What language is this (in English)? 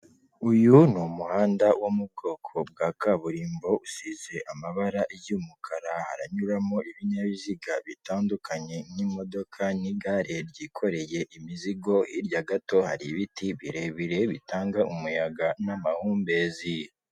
Kinyarwanda